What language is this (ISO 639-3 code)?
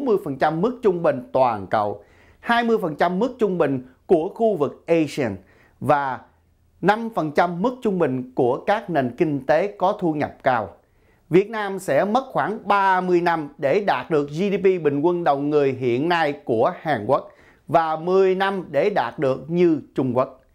vie